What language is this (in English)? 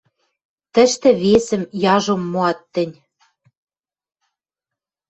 Western Mari